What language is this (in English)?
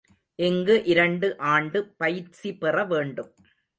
Tamil